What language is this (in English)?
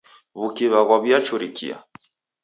Taita